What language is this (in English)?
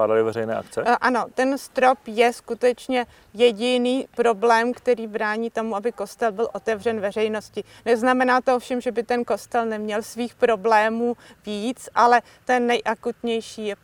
Czech